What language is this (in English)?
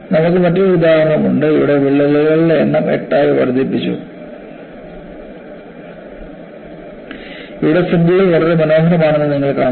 Malayalam